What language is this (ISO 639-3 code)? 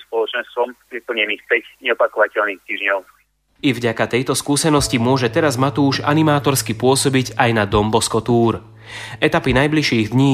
slk